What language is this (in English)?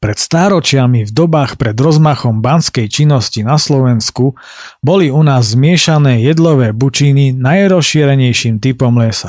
Slovak